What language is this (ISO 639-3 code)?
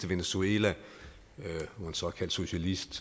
dan